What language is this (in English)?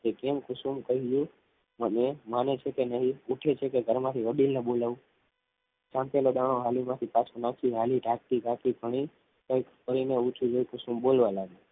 Gujarati